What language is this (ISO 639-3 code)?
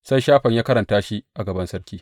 hau